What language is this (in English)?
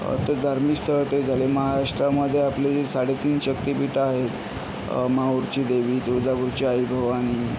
Marathi